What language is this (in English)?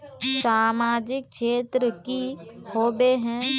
Magahi